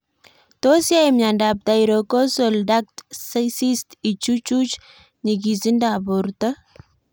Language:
Kalenjin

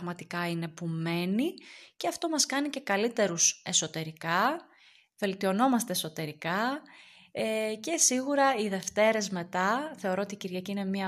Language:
Greek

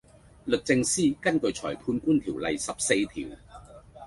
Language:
Cantonese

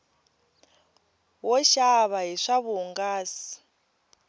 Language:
Tsonga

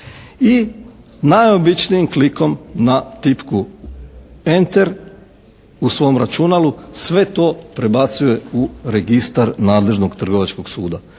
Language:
Croatian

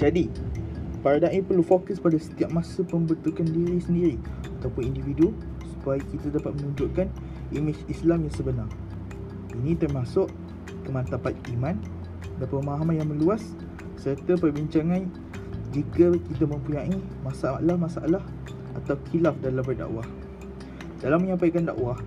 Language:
Malay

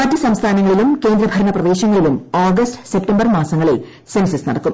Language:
Malayalam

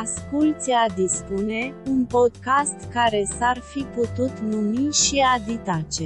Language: Romanian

